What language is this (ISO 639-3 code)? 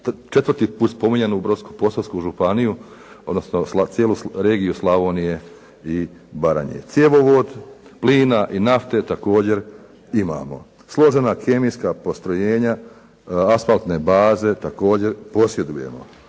hrv